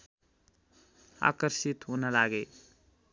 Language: Nepali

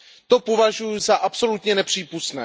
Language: Czech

